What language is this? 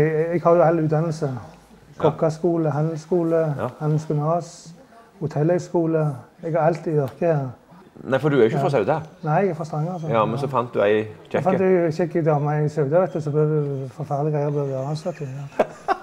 Norwegian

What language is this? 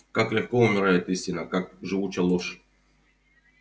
Russian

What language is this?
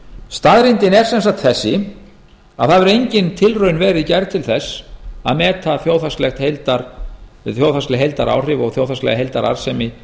Icelandic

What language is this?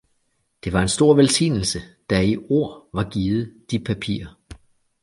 Danish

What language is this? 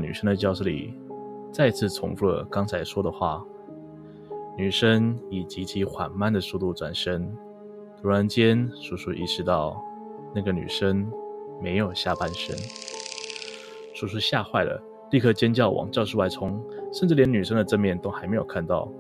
Chinese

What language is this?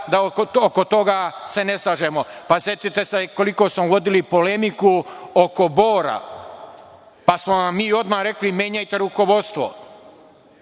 Serbian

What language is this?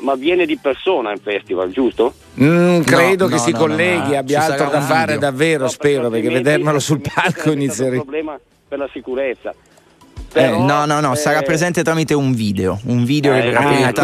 Italian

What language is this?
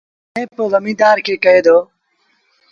Sindhi Bhil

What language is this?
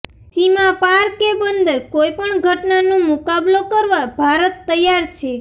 Gujarati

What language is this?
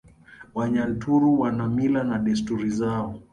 Swahili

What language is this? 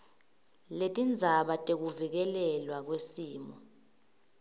Swati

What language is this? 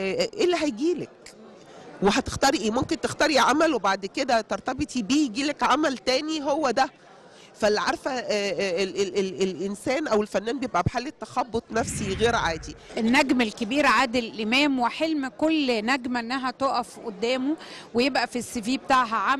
Arabic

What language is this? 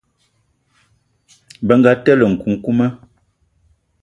Eton (Cameroon)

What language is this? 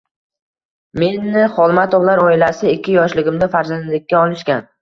Uzbek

